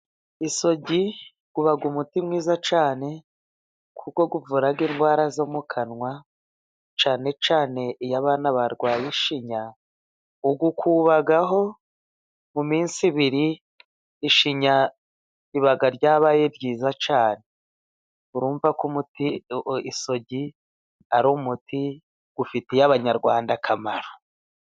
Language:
Kinyarwanda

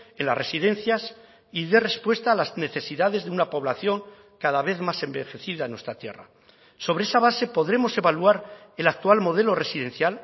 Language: Spanish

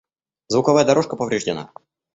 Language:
Russian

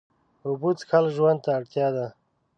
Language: Pashto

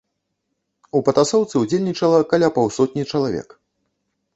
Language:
Belarusian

